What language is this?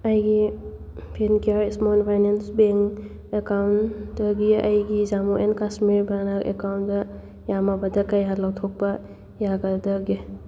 Manipuri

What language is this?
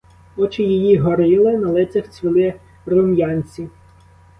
Ukrainian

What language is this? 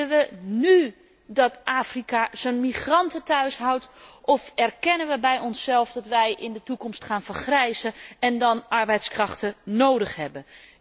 Dutch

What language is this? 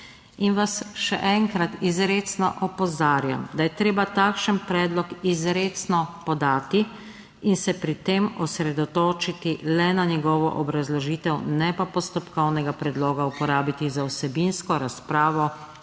Slovenian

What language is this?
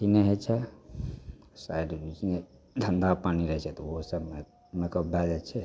Maithili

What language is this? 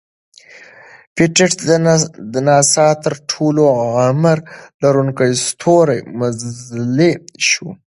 Pashto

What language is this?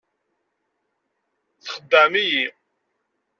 Kabyle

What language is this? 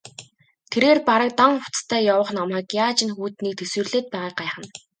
Mongolian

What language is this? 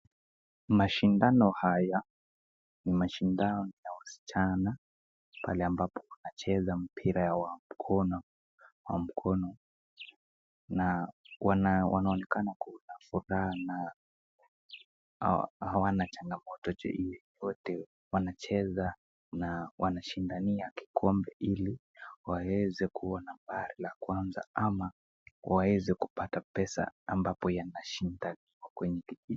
Swahili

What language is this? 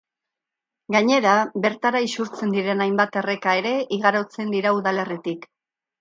Basque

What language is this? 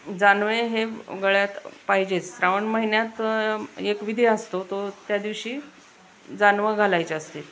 Marathi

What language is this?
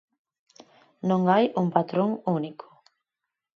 Galician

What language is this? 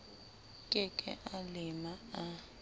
Southern Sotho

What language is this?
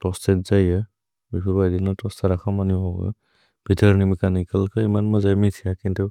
Bodo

